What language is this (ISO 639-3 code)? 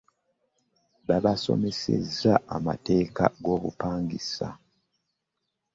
lug